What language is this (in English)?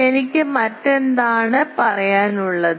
Malayalam